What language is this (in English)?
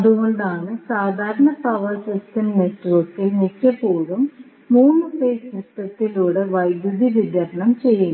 Malayalam